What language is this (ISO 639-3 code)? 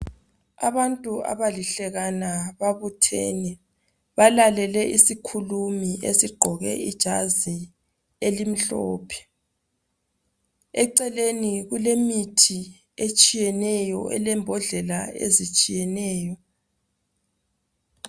nde